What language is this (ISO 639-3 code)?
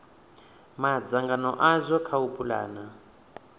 ven